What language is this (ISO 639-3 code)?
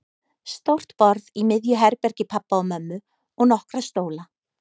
isl